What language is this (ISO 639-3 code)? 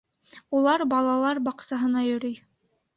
bak